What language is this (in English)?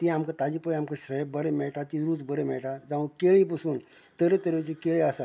Konkani